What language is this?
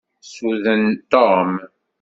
Kabyle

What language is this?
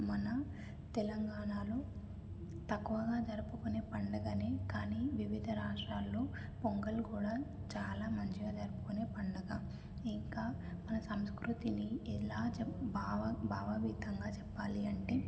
Telugu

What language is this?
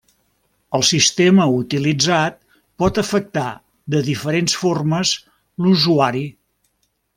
Catalan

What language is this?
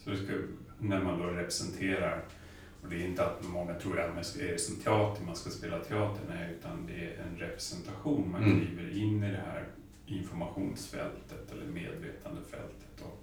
Swedish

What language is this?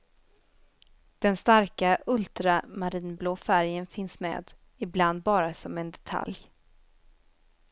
Swedish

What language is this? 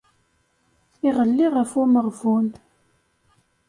Kabyle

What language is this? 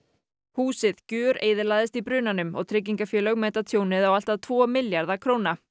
Icelandic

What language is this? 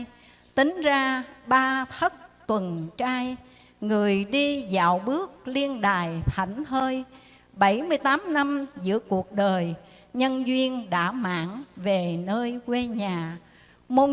Vietnamese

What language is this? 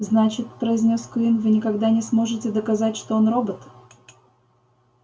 Russian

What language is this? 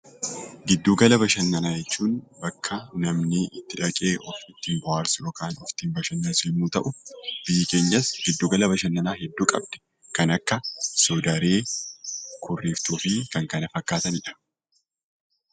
Oromo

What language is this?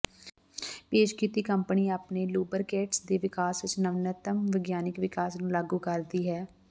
Punjabi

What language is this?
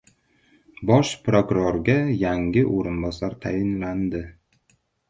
Uzbek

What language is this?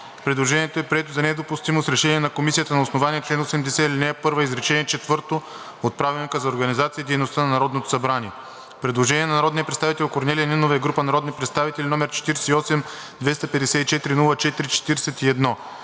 Bulgarian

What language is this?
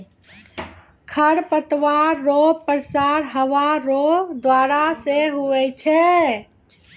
Maithili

